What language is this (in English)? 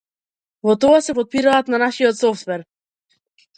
Macedonian